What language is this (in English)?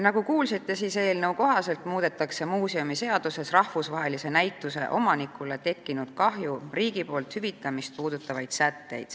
Estonian